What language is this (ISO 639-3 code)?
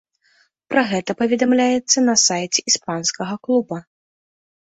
bel